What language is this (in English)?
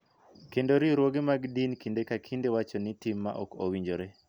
Luo (Kenya and Tanzania)